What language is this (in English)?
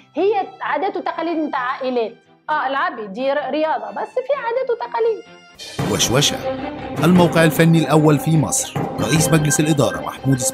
Arabic